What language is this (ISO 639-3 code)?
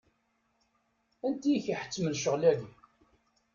kab